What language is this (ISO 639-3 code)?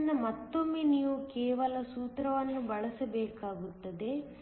kan